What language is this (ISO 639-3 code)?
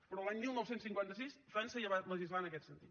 cat